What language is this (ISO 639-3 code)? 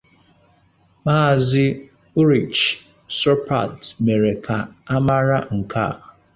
ibo